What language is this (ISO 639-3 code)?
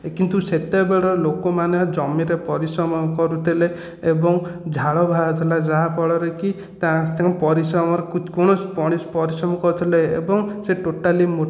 ori